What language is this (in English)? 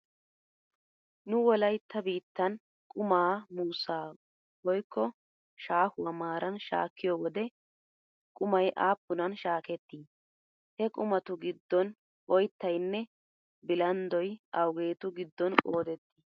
Wolaytta